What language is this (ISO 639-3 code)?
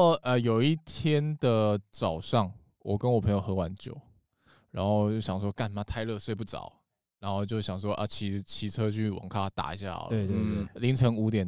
zho